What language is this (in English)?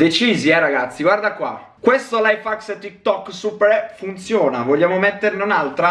Italian